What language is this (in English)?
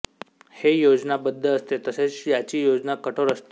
Marathi